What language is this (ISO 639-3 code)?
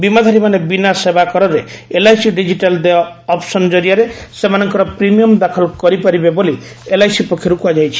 ori